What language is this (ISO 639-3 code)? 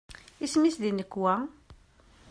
kab